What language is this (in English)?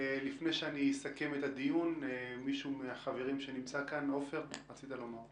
Hebrew